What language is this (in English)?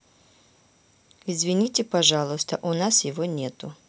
Russian